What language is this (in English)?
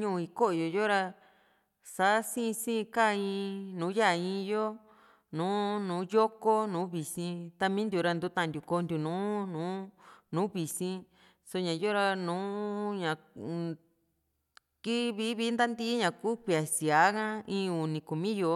Juxtlahuaca Mixtec